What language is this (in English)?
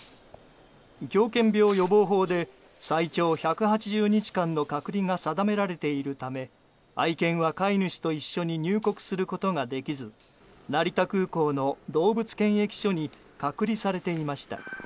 Japanese